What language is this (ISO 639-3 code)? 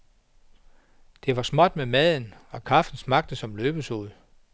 dan